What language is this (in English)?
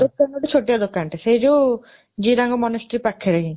Odia